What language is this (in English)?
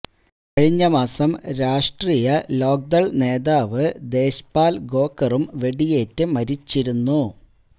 Malayalam